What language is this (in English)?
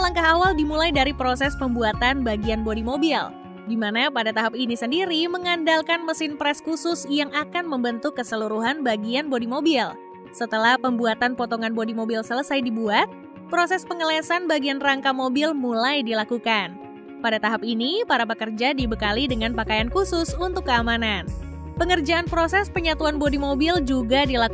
Indonesian